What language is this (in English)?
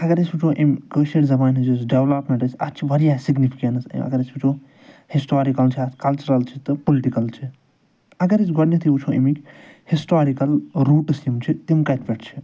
Kashmiri